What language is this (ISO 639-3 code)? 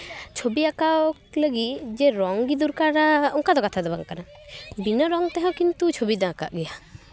sat